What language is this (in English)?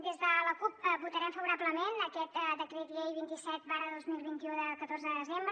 Catalan